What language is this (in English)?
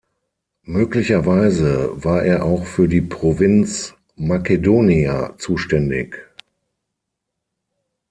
German